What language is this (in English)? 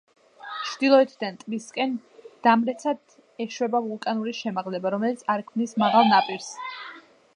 Georgian